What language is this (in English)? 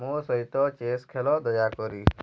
Odia